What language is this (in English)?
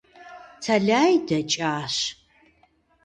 Kabardian